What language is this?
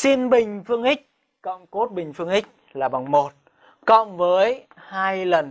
Vietnamese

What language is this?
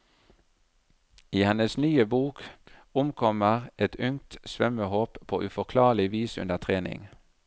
Norwegian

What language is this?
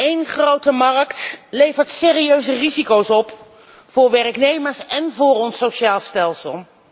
Dutch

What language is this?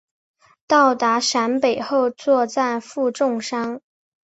Chinese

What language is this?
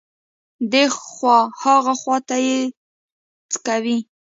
Pashto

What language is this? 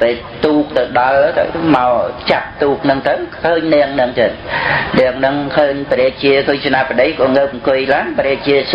Khmer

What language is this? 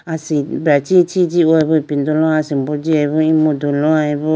Idu-Mishmi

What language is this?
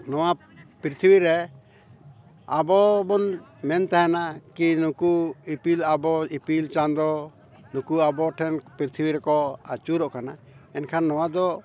Santali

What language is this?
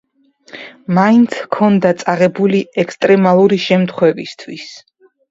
Georgian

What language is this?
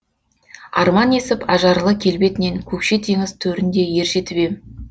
Kazakh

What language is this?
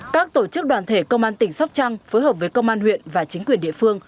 Vietnamese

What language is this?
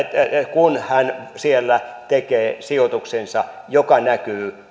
Finnish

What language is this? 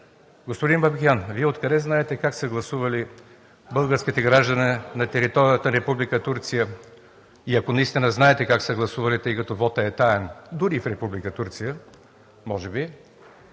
Bulgarian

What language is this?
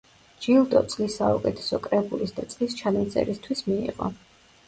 Georgian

